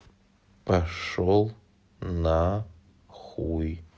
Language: Russian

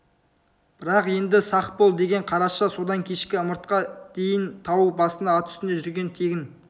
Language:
Kazakh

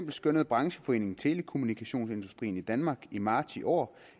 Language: Danish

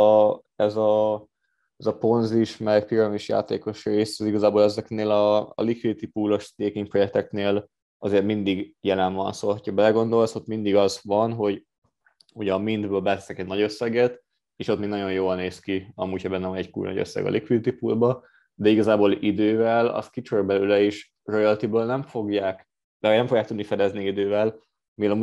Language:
Hungarian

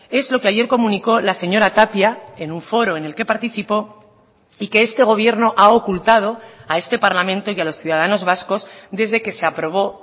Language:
Spanish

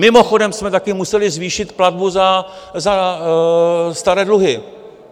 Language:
Czech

